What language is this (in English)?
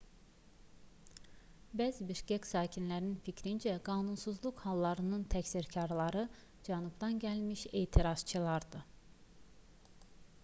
Azerbaijani